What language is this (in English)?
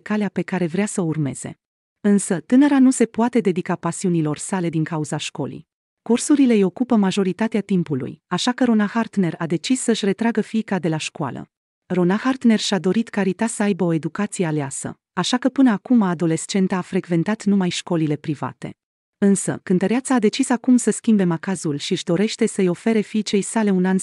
Romanian